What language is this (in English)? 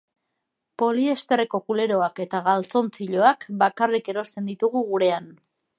Basque